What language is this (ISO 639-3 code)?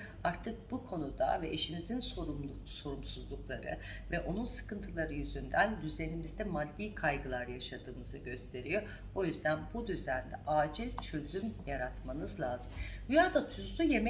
tur